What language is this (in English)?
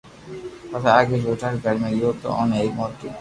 Loarki